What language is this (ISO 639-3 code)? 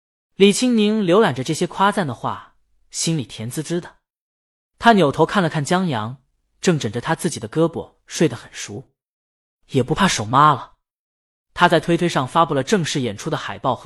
zho